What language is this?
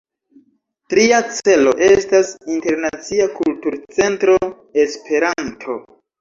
Esperanto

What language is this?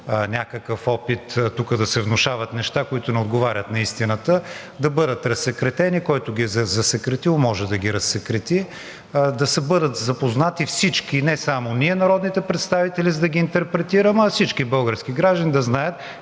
Bulgarian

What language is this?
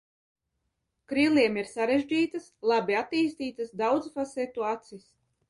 Latvian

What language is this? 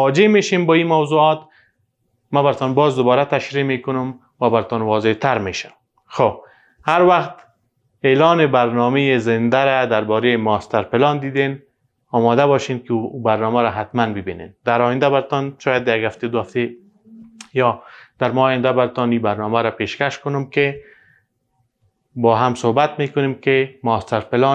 Persian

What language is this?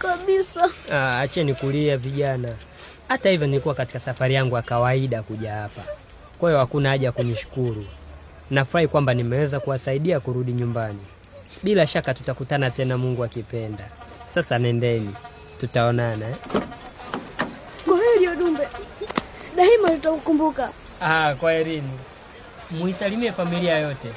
Swahili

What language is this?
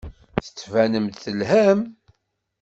Kabyle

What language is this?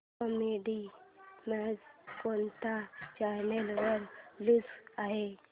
Marathi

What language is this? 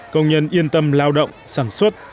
Vietnamese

